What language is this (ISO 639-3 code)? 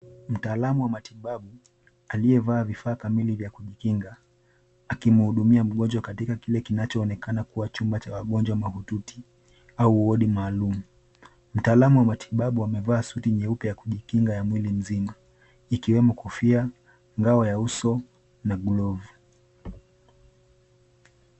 swa